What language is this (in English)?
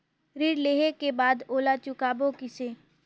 Chhattisgarhi